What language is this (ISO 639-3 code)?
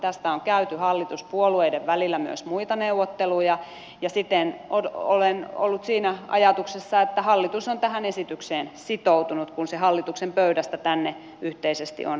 fin